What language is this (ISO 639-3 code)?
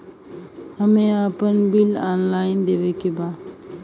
bho